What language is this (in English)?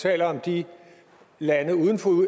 Danish